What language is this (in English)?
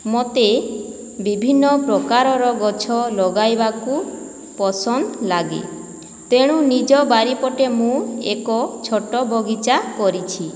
Odia